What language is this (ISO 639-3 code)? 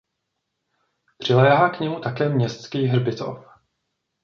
ces